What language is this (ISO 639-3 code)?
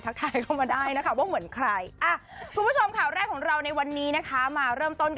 tha